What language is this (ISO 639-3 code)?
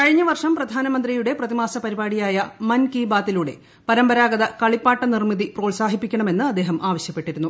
mal